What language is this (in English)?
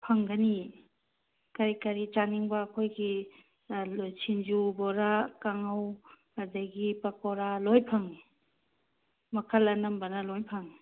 Manipuri